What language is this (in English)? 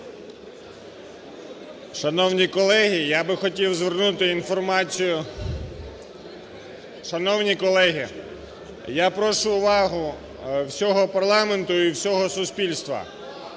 Ukrainian